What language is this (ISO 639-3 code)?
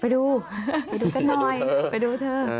tha